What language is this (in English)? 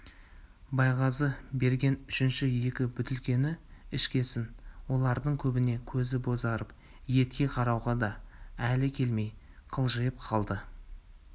Kazakh